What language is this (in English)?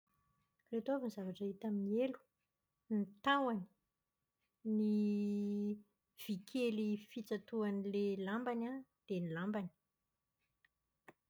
Malagasy